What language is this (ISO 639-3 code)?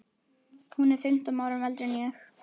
isl